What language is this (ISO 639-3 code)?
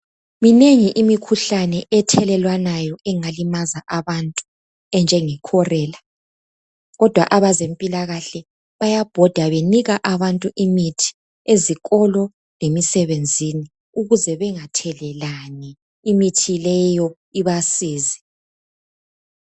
nde